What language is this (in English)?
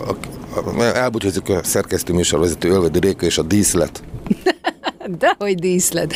Hungarian